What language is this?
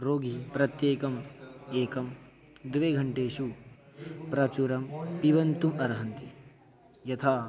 Sanskrit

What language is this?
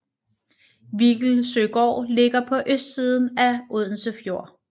Danish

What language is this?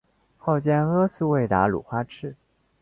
Chinese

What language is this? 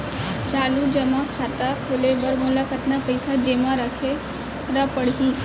Chhattisgarhi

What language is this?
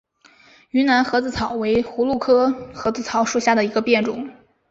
Chinese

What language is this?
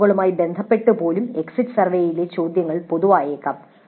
Malayalam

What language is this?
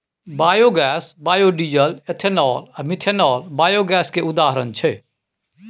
Maithili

